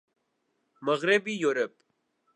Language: Urdu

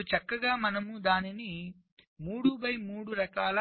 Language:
Telugu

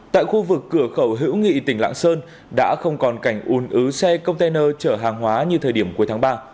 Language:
Vietnamese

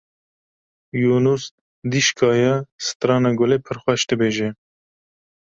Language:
Kurdish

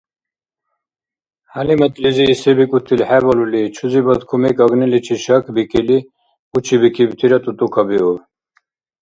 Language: Dargwa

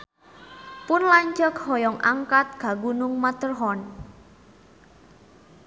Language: Sundanese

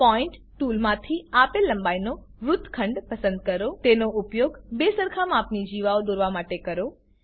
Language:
Gujarati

